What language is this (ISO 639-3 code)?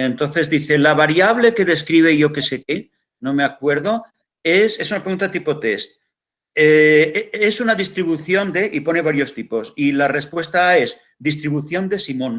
spa